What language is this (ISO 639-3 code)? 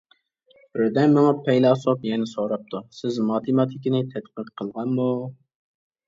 uig